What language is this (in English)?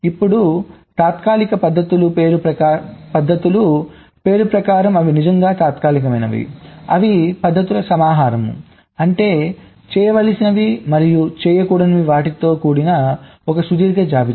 Telugu